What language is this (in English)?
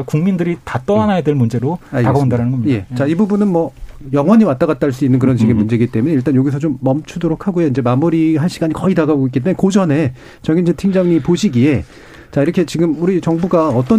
Korean